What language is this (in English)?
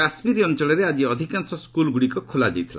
Odia